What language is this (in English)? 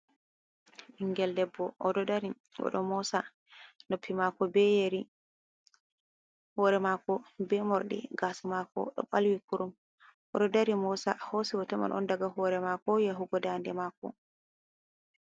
Fula